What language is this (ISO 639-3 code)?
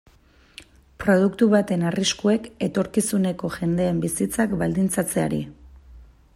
eus